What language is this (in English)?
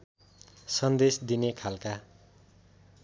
Nepali